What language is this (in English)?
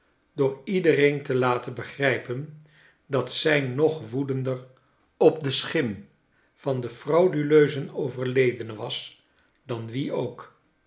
Dutch